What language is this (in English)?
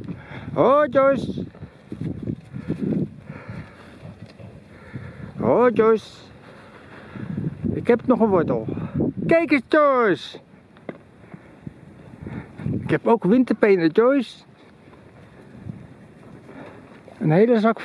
Dutch